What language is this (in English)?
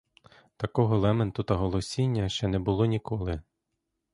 Ukrainian